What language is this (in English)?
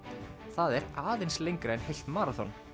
Icelandic